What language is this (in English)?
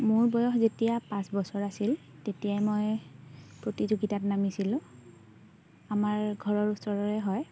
Assamese